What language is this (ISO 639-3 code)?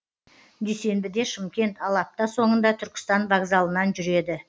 kaz